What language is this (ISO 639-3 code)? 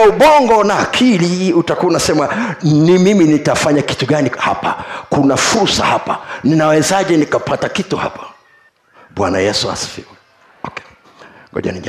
swa